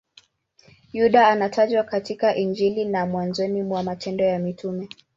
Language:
Swahili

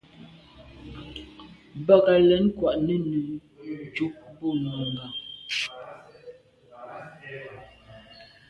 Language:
Medumba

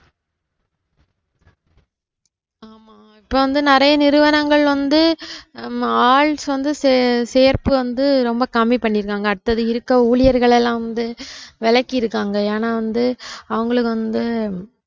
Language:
Tamil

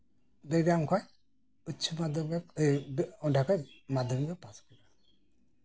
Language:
Santali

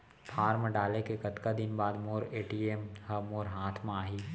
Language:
Chhattisgarhi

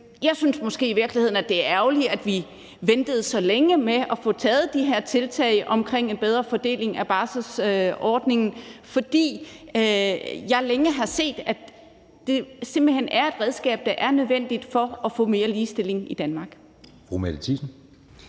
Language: Danish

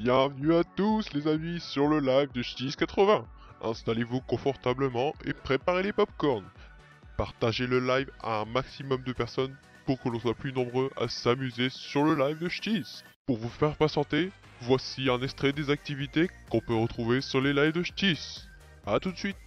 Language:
French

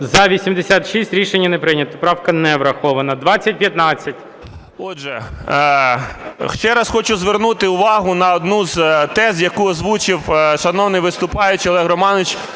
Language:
Ukrainian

